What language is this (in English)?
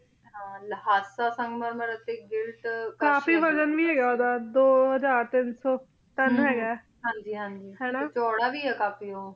Punjabi